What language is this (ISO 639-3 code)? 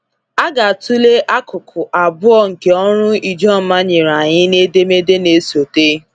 ibo